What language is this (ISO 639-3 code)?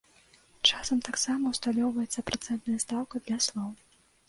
bel